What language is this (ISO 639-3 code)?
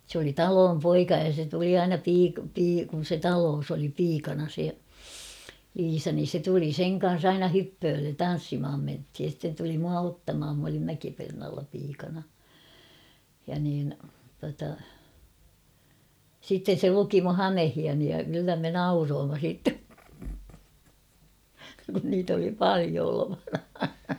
fin